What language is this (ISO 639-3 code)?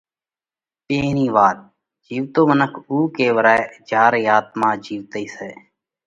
kvx